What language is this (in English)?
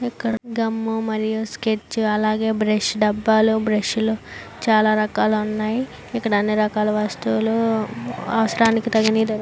Telugu